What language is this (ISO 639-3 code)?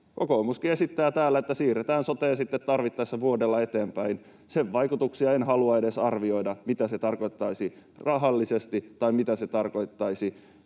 fin